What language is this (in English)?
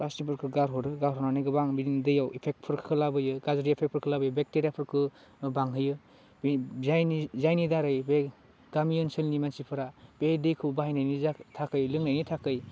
Bodo